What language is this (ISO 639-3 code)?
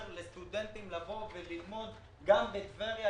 heb